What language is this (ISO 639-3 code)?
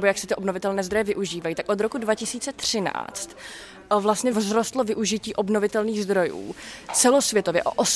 ces